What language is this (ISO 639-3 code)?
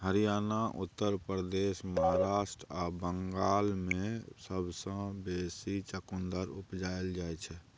mai